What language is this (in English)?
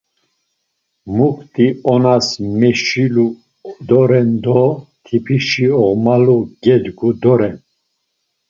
Laz